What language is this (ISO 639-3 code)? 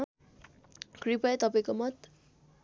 nep